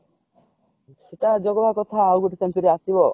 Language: Odia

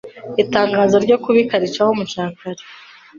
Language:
Kinyarwanda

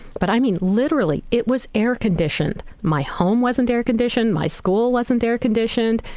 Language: English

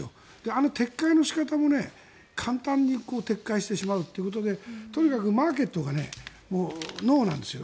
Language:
Japanese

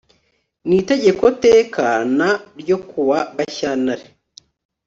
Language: Kinyarwanda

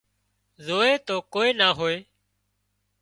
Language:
Wadiyara Koli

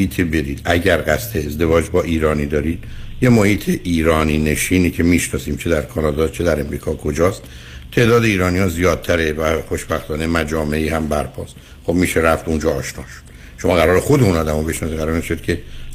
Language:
Persian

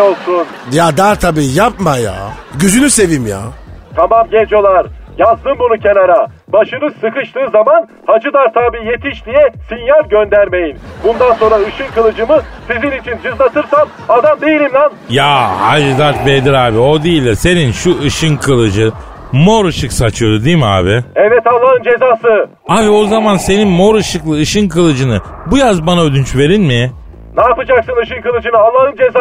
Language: Turkish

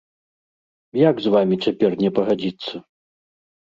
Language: Belarusian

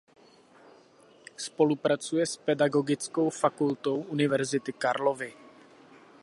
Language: Czech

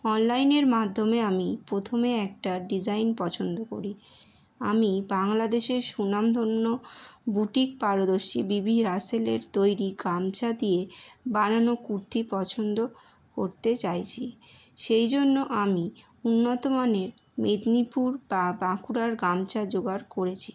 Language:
Bangla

